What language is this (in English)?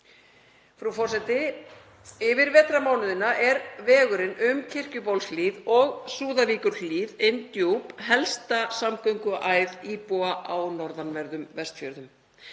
Icelandic